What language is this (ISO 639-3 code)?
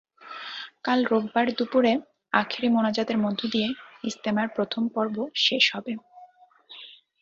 ben